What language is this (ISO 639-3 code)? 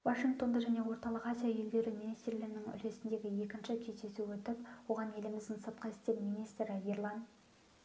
kaz